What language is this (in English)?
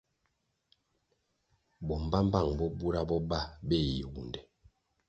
Kwasio